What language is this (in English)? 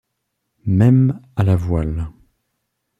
French